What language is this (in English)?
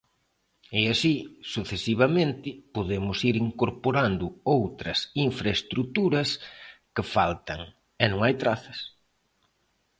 Galician